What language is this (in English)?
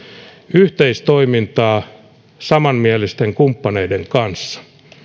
Finnish